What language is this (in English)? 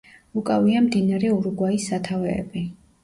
Georgian